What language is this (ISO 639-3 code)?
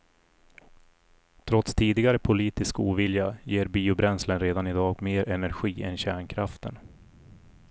swe